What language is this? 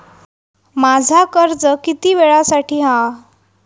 Marathi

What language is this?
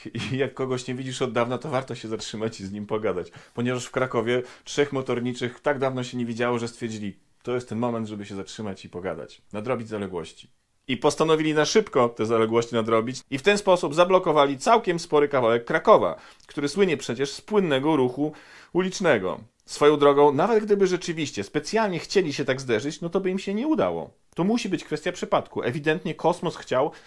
Polish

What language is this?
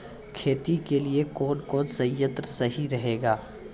Maithili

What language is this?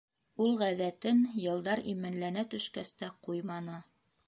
Bashkir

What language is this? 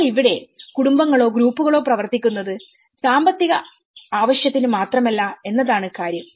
Malayalam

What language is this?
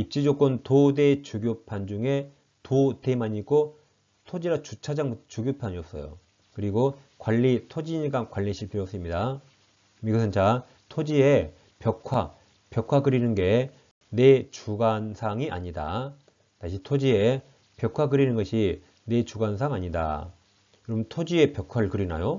Korean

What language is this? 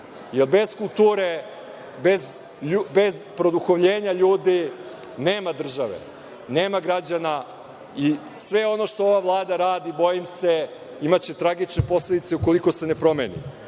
Serbian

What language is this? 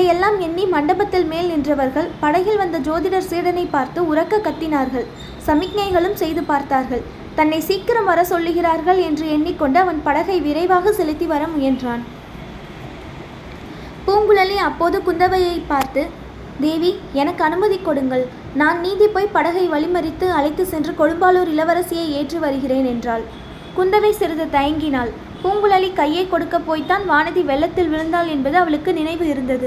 Tamil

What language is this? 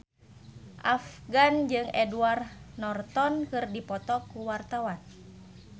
Sundanese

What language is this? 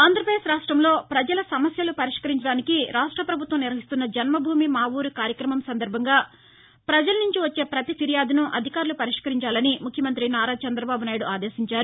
Telugu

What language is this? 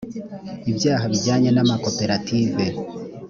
Kinyarwanda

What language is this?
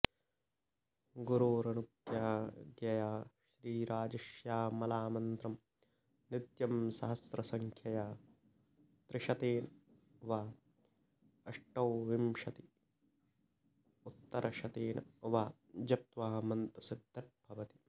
Sanskrit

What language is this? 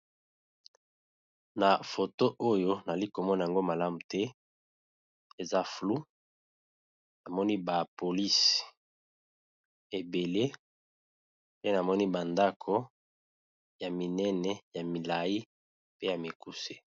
Lingala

